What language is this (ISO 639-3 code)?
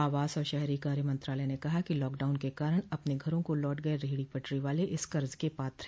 hin